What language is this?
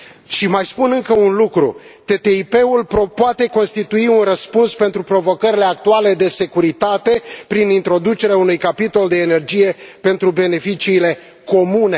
Romanian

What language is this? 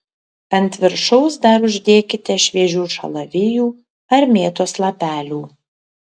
Lithuanian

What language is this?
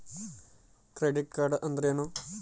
Kannada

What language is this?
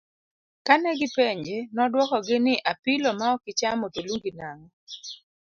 Luo (Kenya and Tanzania)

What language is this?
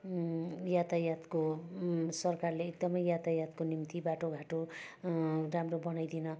Nepali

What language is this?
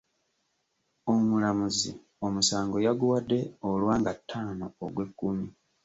Ganda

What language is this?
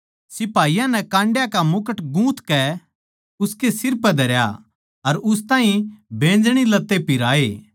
Haryanvi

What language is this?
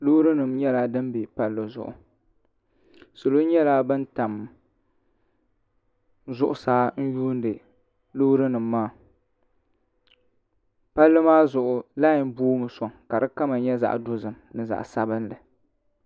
Dagbani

